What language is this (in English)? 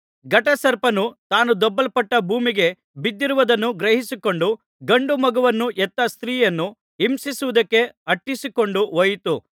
Kannada